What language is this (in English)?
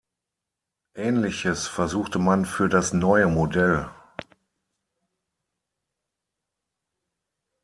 German